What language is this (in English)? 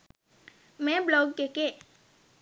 Sinhala